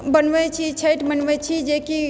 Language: Maithili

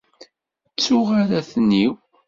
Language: Kabyle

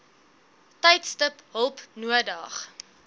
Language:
Afrikaans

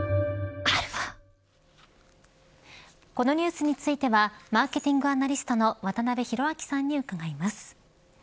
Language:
Japanese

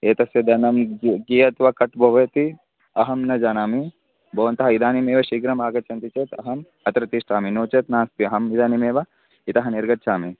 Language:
Sanskrit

